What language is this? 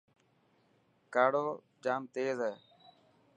Dhatki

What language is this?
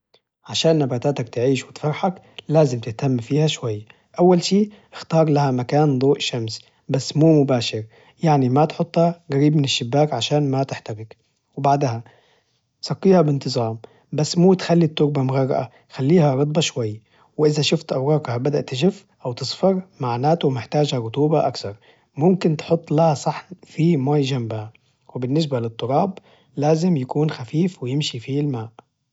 Najdi Arabic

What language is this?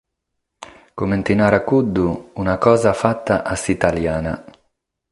Sardinian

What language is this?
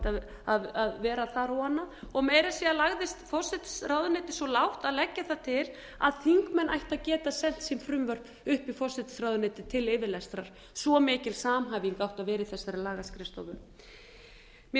Icelandic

